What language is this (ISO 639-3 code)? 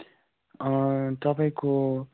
nep